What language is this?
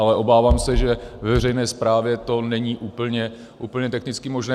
Czech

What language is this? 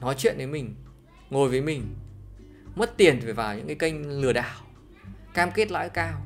Vietnamese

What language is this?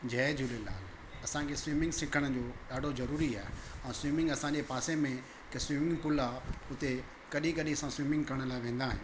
Sindhi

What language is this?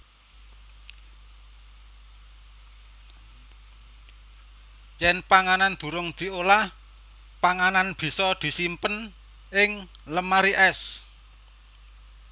Javanese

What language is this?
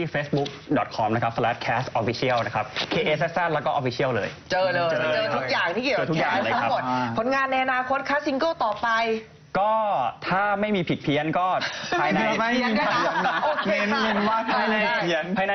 Thai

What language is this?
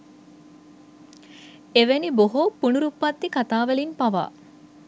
Sinhala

